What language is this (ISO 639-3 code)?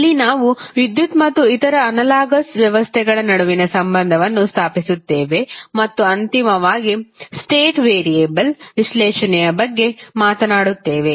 kan